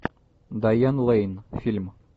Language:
Russian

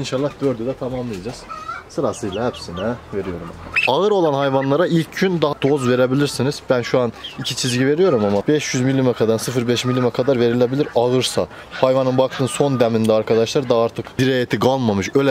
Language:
Turkish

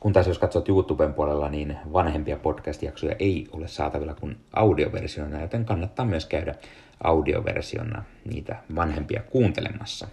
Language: Finnish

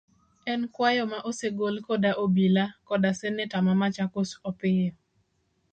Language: Luo (Kenya and Tanzania)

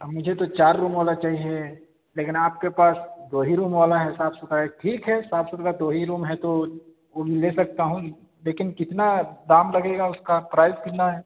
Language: Urdu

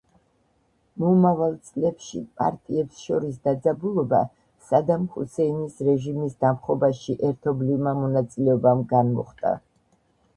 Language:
Georgian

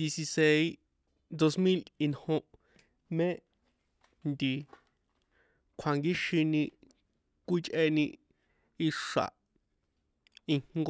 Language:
San Juan Atzingo Popoloca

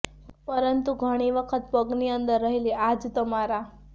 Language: Gujarati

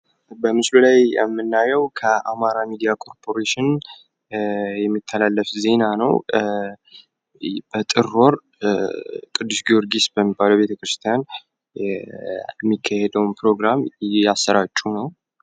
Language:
Amharic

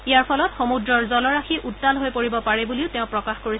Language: Assamese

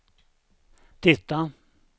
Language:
Swedish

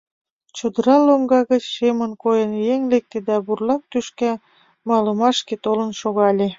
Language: Mari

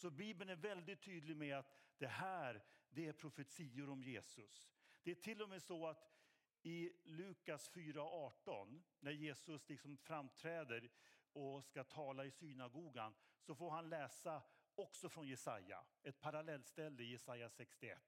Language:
Swedish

